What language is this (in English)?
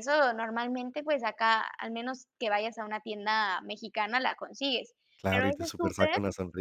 Spanish